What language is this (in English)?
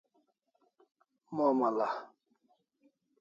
Kalasha